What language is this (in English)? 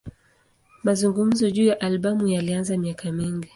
Swahili